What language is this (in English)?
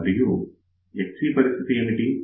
Telugu